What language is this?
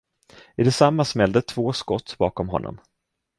Swedish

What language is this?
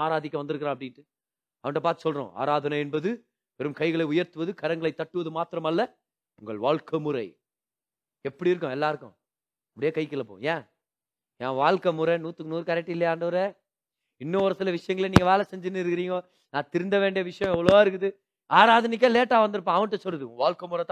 Tamil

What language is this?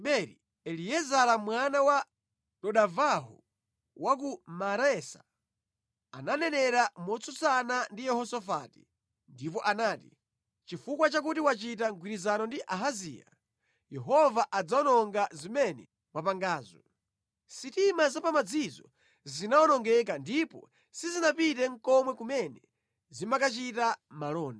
Nyanja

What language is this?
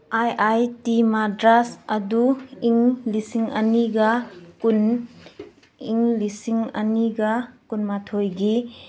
Manipuri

